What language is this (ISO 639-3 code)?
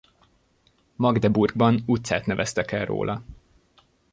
hun